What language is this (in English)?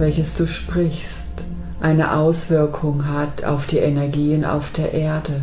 German